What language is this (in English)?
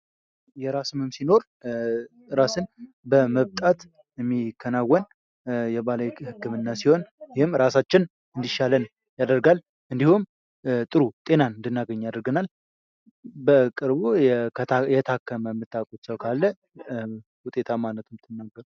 Amharic